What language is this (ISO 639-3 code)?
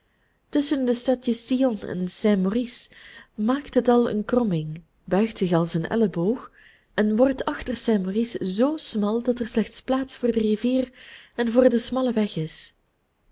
nld